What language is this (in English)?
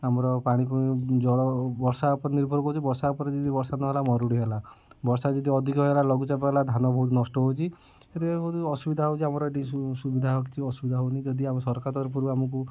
Odia